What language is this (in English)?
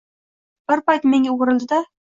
Uzbek